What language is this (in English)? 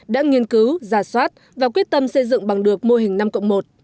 Vietnamese